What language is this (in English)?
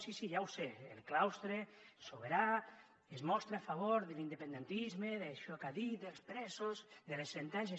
Catalan